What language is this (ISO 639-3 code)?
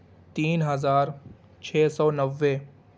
urd